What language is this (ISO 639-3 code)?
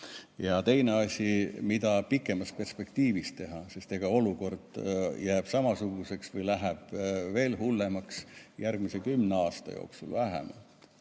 est